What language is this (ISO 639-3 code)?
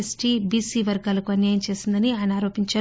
tel